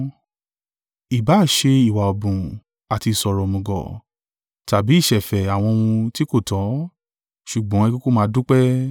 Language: Yoruba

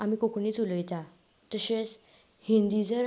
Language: Konkani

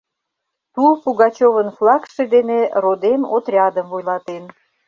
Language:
Mari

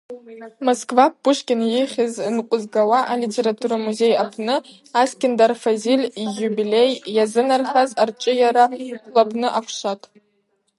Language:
Abaza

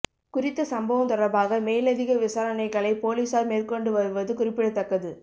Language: Tamil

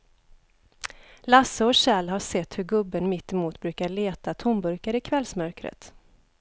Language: Swedish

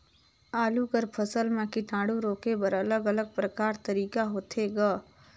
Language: Chhattisgarhi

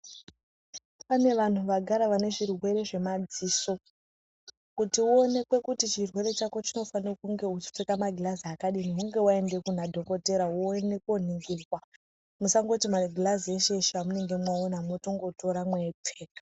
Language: Ndau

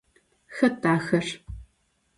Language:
Adyghe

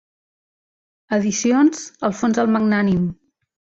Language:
Catalan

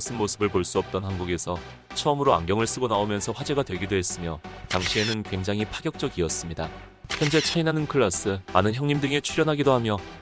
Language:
Korean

